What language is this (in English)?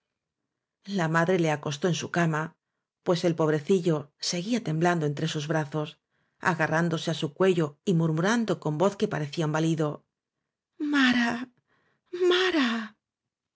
Spanish